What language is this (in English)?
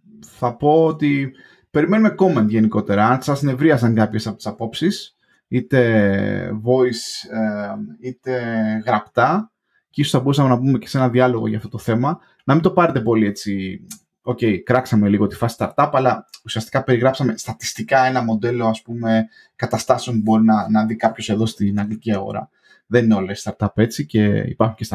Greek